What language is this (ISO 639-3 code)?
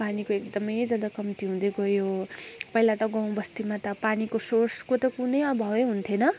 nep